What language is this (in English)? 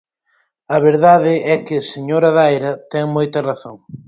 Galician